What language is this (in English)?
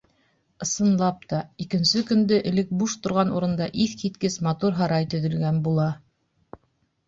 Bashkir